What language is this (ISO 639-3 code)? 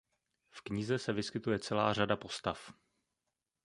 ces